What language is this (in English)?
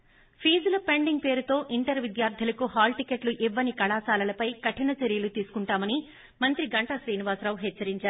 Telugu